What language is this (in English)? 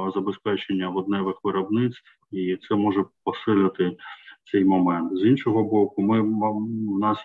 Ukrainian